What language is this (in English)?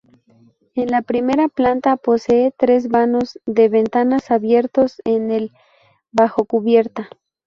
Spanish